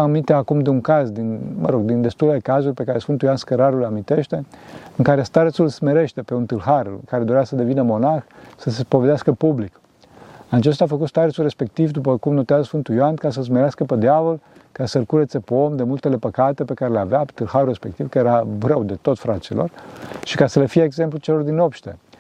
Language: Romanian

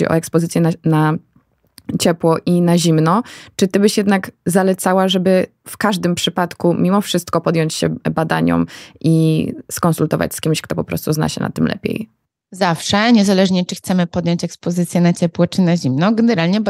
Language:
Polish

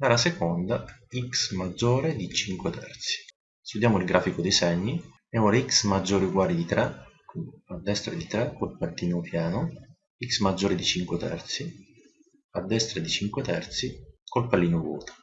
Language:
Italian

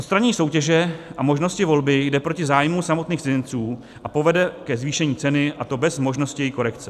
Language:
Czech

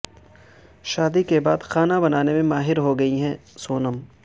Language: Urdu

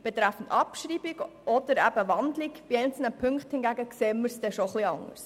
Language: Swiss German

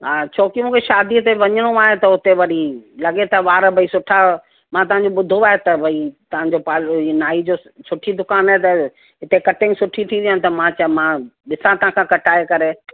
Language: Sindhi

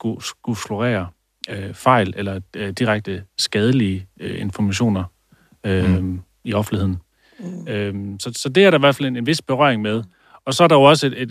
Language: Danish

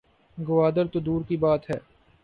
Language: Urdu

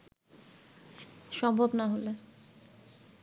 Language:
Bangla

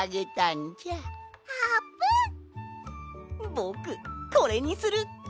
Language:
Japanese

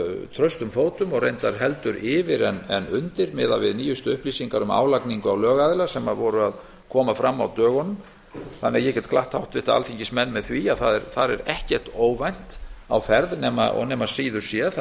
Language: Icelandic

